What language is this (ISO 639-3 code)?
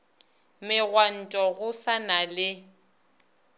nso